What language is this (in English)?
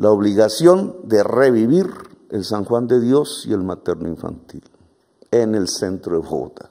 Spanish